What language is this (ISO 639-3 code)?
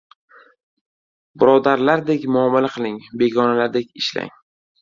uzb